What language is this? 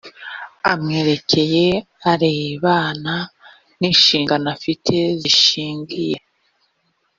Kinyarwanda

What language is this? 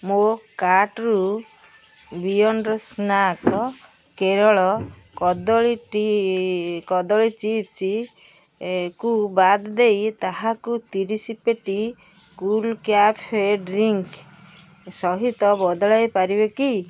Odia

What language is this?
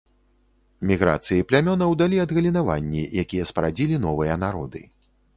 Belarusian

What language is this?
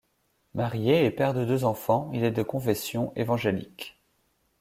French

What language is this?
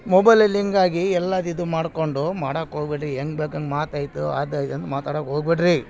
Kannada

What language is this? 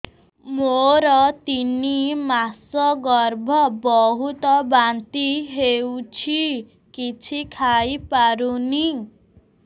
Odia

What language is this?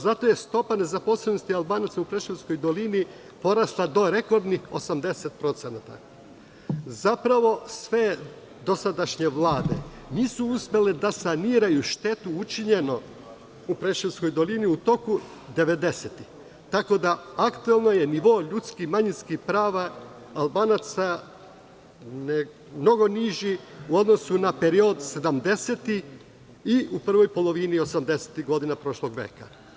Serbian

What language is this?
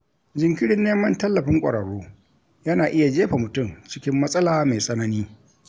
Hausa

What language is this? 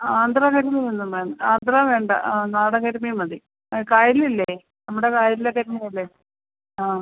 Malayalam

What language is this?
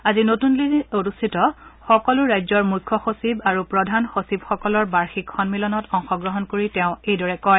Assamese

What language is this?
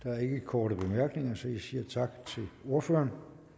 Danish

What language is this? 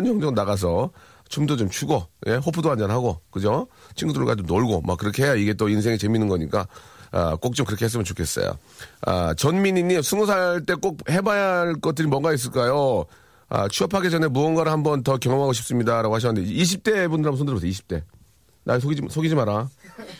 Korean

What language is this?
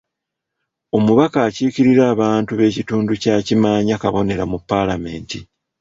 Ganda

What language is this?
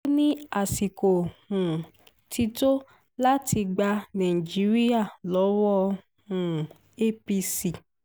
Yoruba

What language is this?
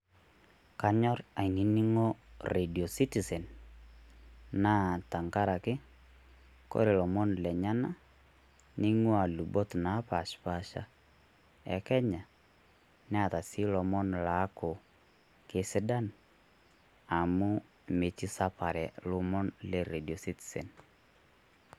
Masai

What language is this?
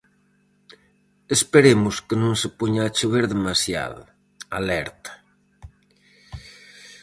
Galician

